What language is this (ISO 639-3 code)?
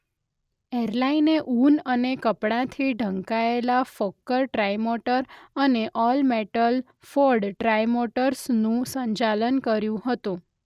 guj